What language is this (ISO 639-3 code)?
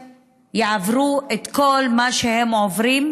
heb